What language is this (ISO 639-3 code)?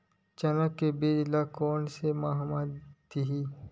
hne